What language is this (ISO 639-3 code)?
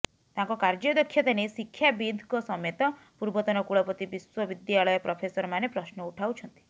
ori